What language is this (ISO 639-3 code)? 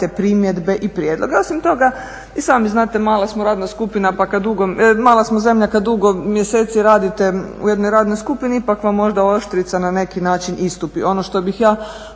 hrv